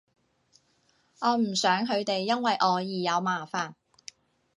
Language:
Cantonese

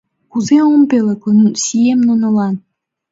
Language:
Mari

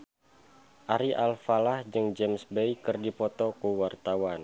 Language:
Sundanese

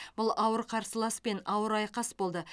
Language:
Kazakh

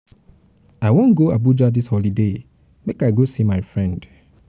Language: Nigerian Pidgin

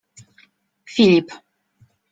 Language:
Polish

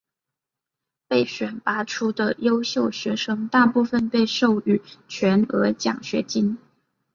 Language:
Chinese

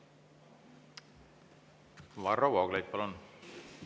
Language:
Estonian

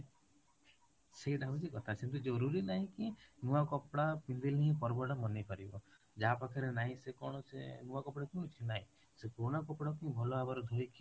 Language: Odia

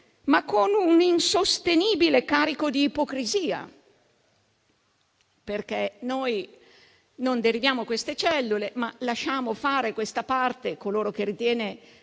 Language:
Italian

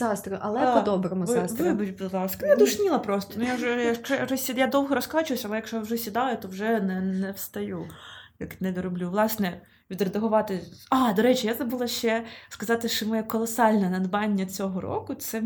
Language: Ukrainian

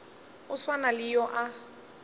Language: Northern Sotho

